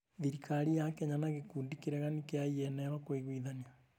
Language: Kikuyu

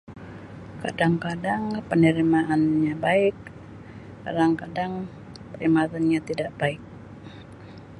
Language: Sabah Malay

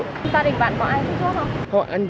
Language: Vietnamese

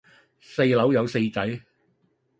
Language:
Cantonese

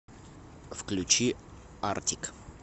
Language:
Russian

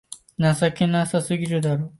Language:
Japanese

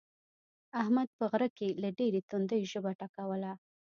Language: Pashto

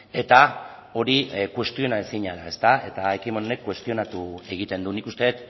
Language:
Basque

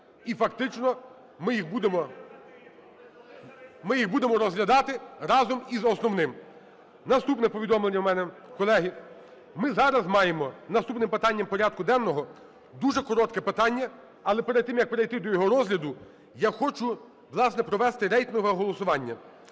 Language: Ukrainian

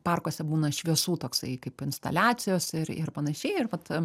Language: Lithuanian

